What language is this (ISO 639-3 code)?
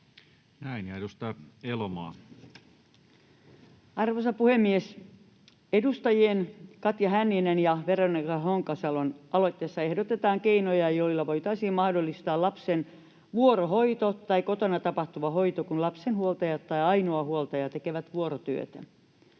fin